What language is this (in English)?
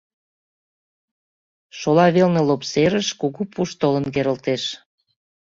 Mari